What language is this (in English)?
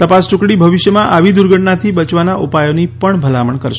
Gujarati